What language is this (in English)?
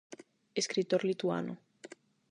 Galician